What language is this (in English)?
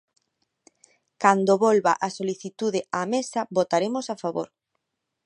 Galician